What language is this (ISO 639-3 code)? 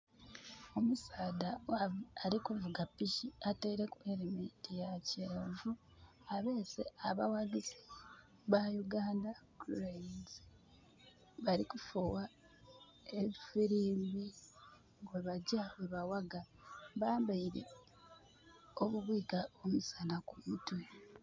xog